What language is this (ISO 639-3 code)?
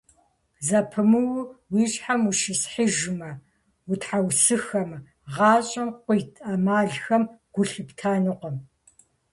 kbd